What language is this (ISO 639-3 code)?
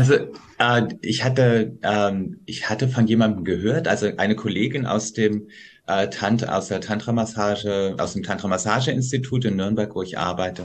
deu